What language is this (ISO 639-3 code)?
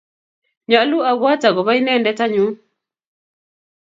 kln